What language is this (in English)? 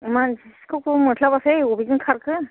Bodo